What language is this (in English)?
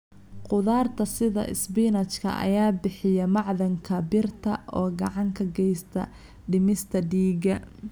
Somali